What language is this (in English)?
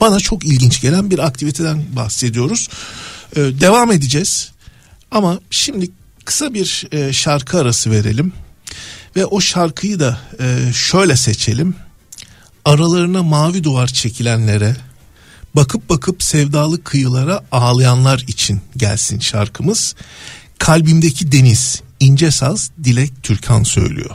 Turkish